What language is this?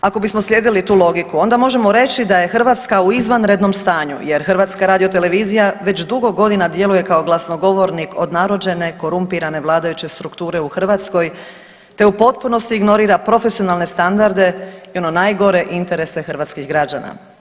Croatian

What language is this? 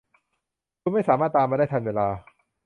Thai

